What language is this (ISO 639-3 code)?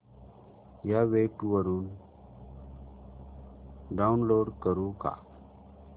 mar